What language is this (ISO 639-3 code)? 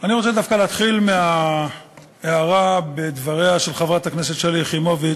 heb